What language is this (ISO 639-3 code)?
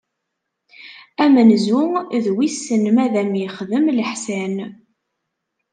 kab